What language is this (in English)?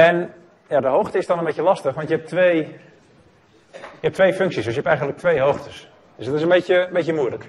Dutch